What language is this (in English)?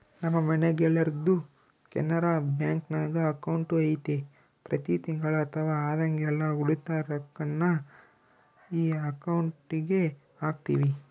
Kannada